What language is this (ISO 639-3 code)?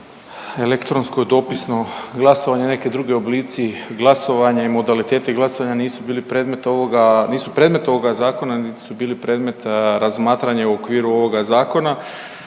hrv